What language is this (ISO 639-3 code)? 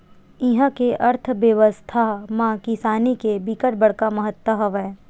hne